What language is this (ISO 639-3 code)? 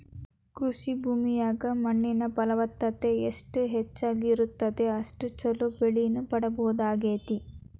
kan